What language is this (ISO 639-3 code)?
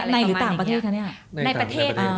tha